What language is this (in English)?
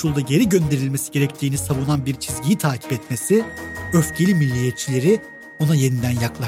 Turkish